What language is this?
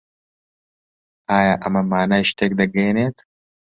Central Kurdish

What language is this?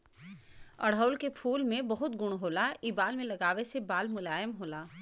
Bhojpuri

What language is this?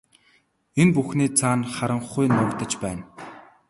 Mongolian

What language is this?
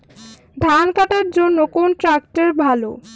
Bangla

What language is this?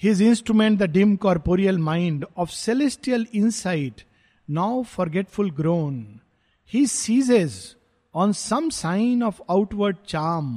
Hindi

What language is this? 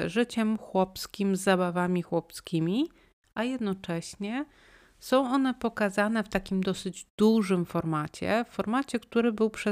Polish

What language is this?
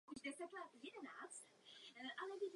Czech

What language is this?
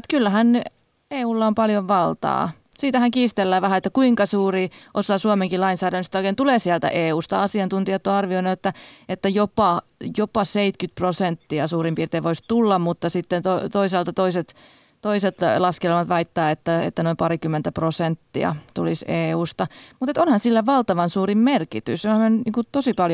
Finnish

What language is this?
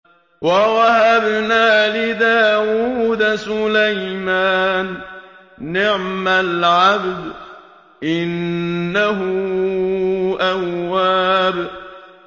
Arabic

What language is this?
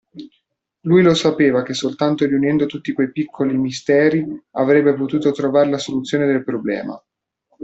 Italian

